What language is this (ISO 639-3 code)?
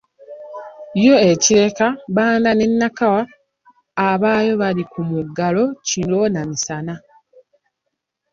lug